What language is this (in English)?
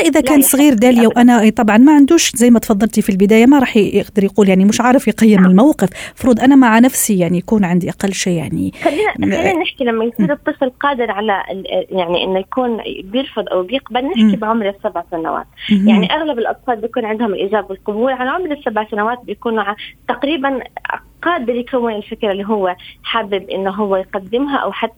Arabic